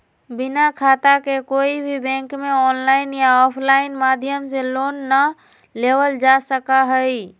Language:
Magahi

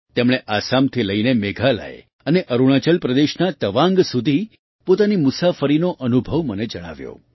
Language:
Gujarati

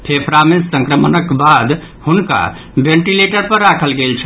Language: Maithili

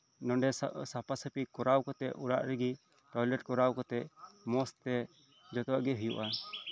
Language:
Santali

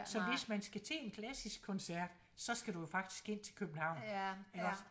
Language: Danish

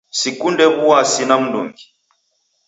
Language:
Taita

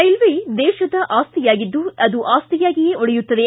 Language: Kannada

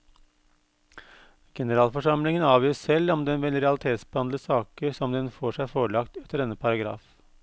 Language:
Norwegian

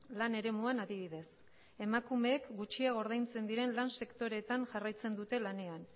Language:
Basque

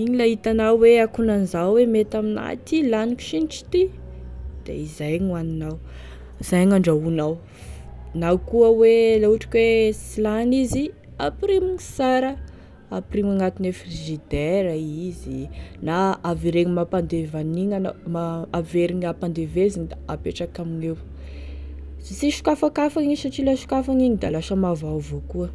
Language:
Tesaka Malagasy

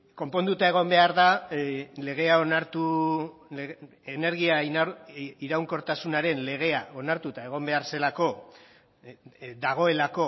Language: Basque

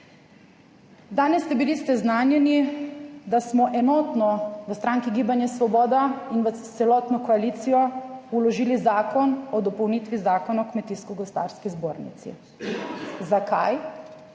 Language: Slovenian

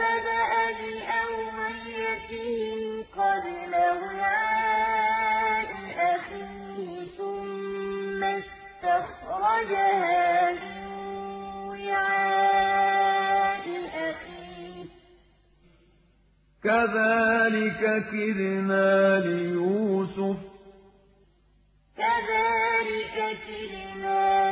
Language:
Arabic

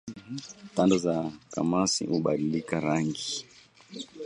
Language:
Swahili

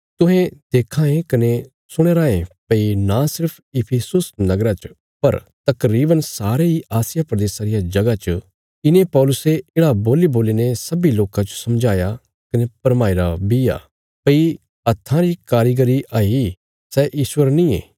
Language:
Bilaspuri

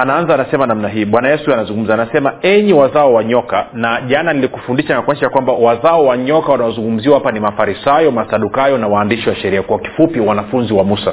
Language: Swahili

